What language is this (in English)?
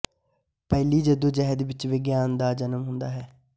Punjabi